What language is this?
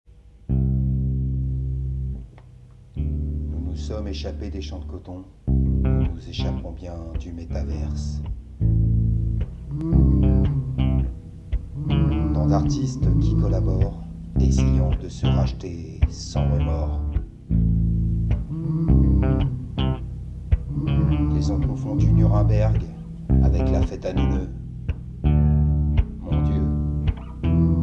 French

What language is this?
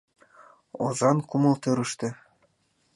Mari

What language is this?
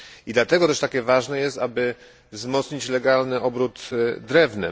Polish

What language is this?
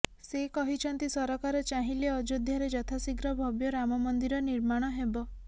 Odia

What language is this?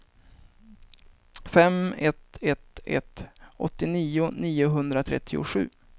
Swedish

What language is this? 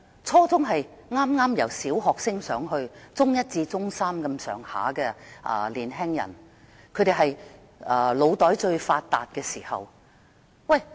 Cantonese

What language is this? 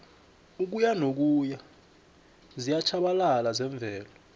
South Ndebele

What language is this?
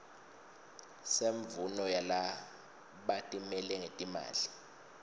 Swati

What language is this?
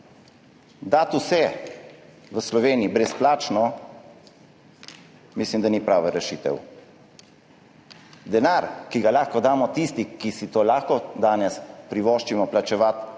Slovenian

